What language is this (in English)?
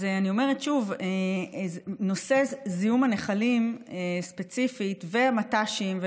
Hebrew